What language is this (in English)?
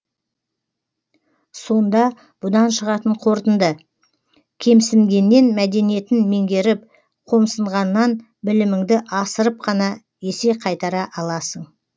Kazakh